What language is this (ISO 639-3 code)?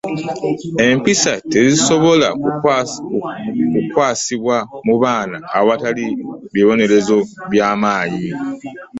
lug